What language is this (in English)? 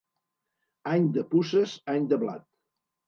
Catalan